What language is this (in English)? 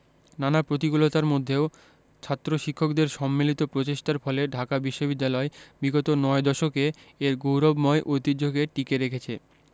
Bangla